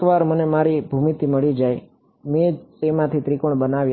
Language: Gujarati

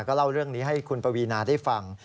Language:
Thai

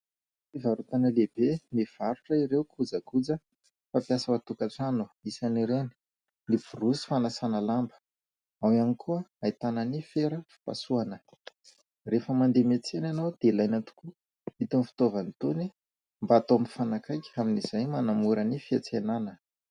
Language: Malagasy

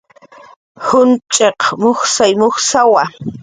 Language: Jaqaru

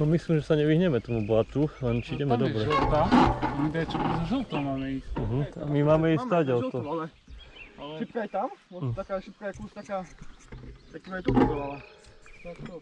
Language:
Polish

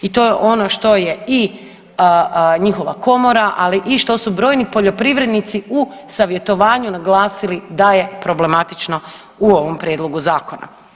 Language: Croatian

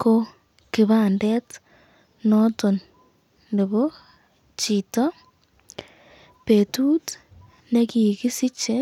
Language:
Kalenjin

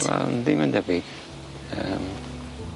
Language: Welsh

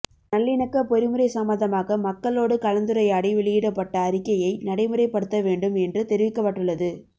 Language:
Tamil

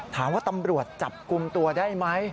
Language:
Thai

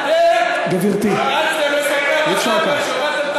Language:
Hebrew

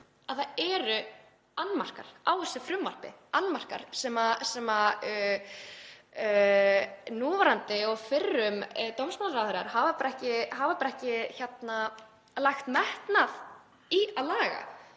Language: Icelandic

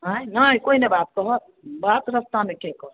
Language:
Maithili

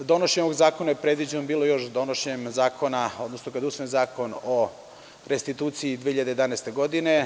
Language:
Serbian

